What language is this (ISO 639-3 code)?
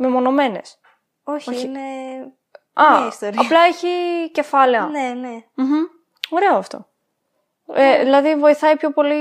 ell